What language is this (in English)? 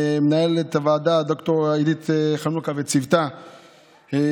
Hebrew